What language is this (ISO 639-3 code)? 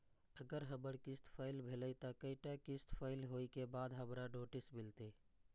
mai